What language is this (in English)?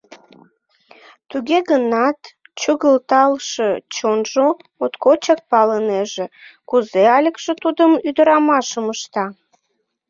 Mari